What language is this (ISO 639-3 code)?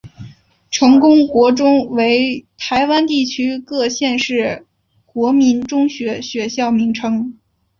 zho